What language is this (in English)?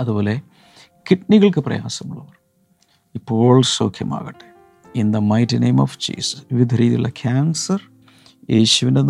Malayalam